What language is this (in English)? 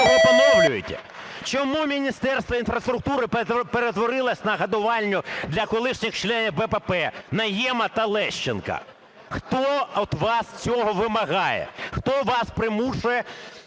Ukrainian